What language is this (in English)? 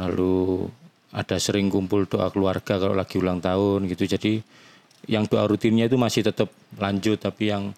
Indonesian